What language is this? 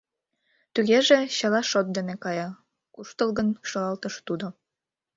Mari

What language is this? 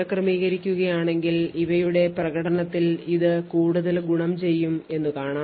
Malayalam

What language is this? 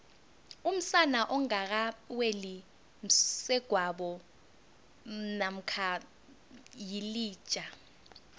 South Ndebele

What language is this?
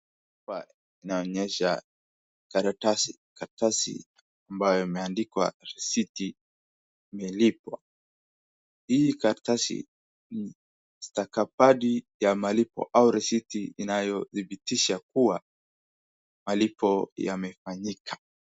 Swahili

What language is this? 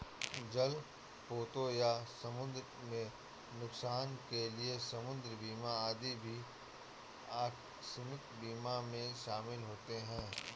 Hindi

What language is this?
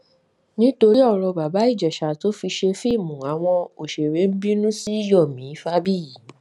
Yoruba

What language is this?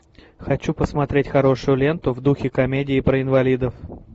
Russian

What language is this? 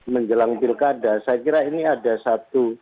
Indonesian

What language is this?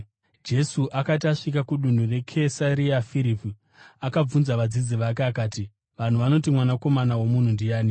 Shona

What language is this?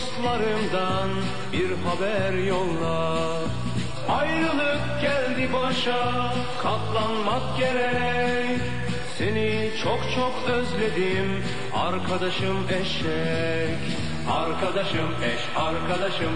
Turkish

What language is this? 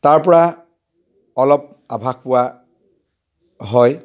Assamese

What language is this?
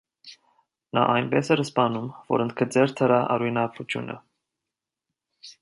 Armenian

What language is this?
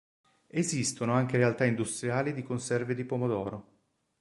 Italian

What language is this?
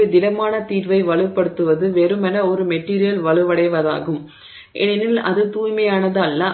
Tamil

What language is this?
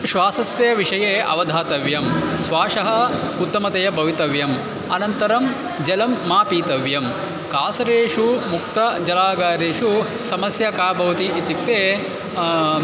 Sanskrit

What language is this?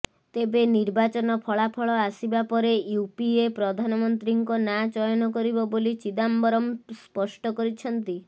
Odia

